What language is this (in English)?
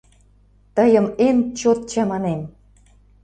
Mari